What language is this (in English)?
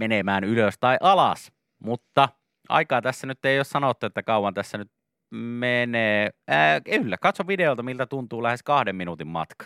Finnish